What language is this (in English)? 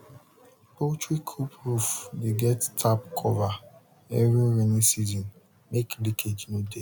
Nigerian Pidgin